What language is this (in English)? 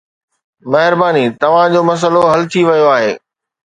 Sindhi